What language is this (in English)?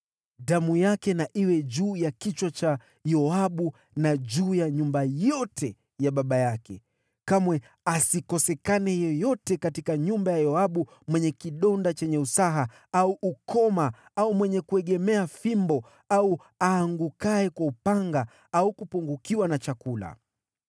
Swahili